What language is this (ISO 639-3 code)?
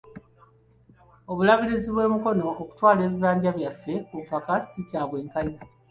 lug